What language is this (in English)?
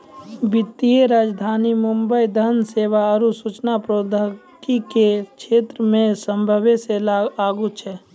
Maithili